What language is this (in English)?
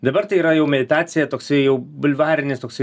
Lithuanian